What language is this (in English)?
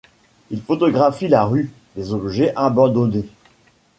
French